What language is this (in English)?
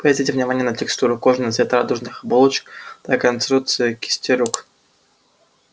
Russian